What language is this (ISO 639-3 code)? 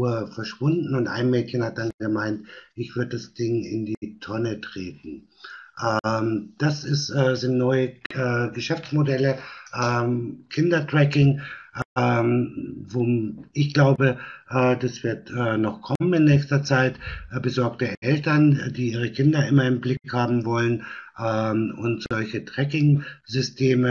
deu